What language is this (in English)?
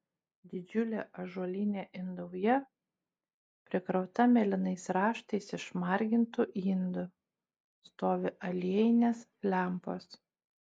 Lithuanian